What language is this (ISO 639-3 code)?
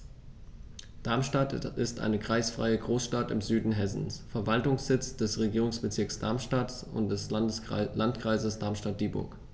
deu